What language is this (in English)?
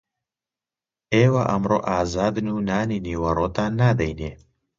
Central Kurdish